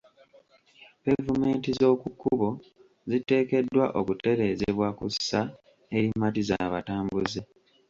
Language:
Ganda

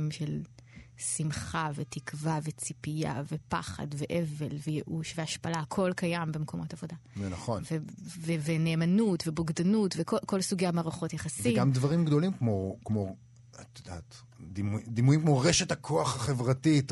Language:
Hebrew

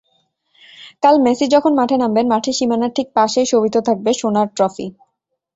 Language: Bangla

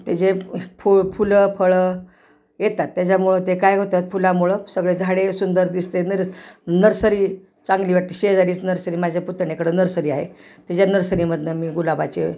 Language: Marathi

